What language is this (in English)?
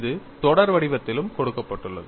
Tamil